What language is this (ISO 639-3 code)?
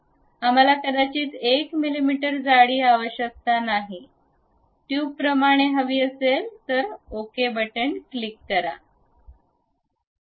mar